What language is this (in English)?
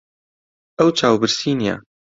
Central Kurdish